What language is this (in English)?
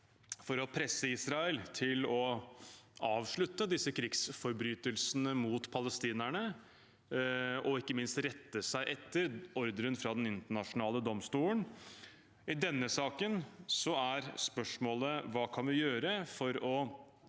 Norwegian